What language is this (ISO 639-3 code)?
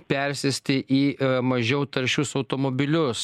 lit